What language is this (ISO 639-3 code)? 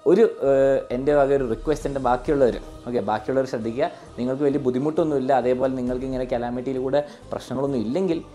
mal